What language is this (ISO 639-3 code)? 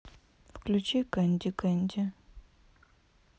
rus